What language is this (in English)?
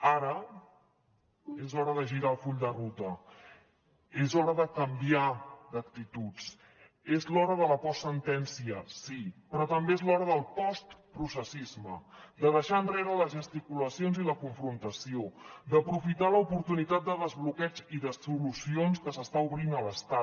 Catalan